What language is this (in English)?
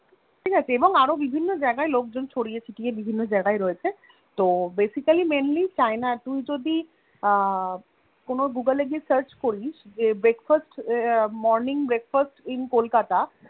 Bangla